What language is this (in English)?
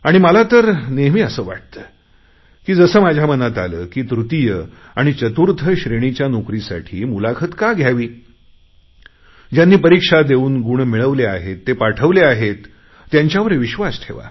Marathi